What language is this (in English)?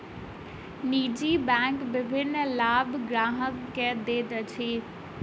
Maithili